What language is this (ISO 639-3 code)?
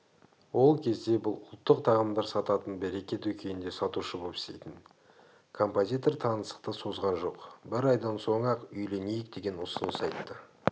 kaz